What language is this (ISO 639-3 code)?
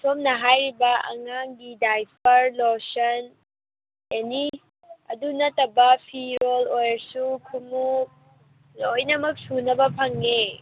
mni